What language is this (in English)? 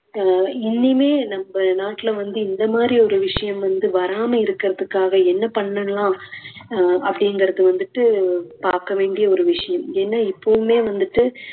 Tamil